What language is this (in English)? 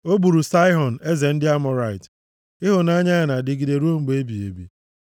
Igbo